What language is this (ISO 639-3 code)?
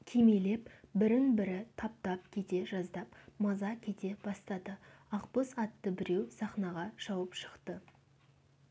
kaz